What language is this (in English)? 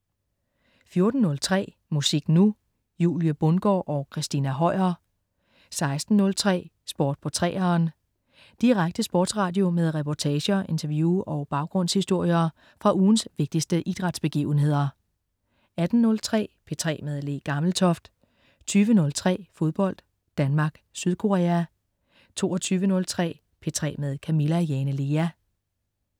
Danish